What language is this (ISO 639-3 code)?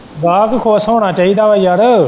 pan